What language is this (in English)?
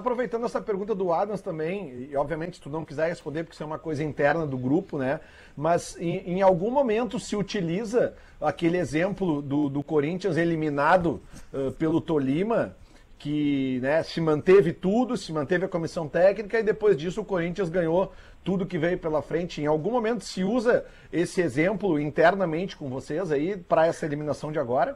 Portuguese